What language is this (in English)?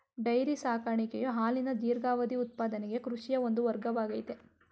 Kannada